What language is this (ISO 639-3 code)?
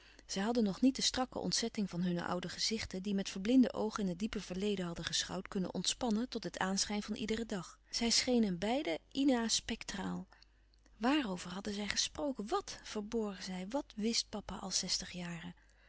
nld